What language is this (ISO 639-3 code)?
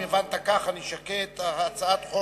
heb